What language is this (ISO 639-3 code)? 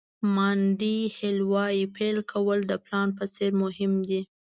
pus